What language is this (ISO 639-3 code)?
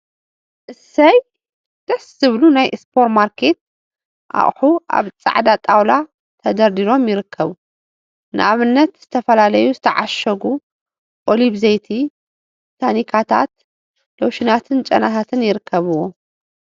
tir